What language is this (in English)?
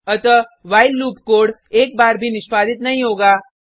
Hindi